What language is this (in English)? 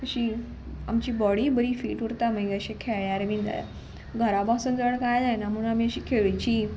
Konkani